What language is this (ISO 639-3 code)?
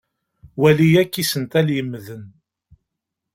kab